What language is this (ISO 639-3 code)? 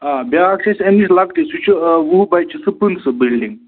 kas